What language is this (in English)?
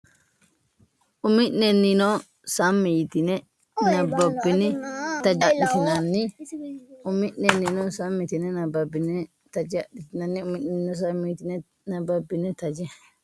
Sidamo